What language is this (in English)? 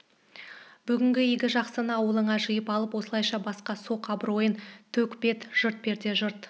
Kazakh